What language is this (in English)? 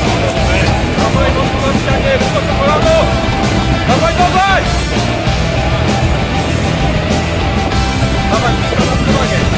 Polish